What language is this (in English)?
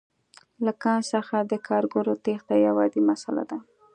Pashto